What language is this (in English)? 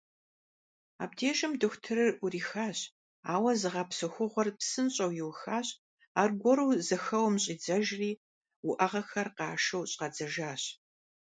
Kabardian